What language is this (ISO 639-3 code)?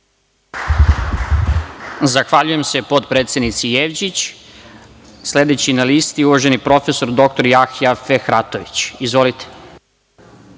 srp